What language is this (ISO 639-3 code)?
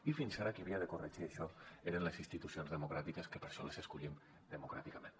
cat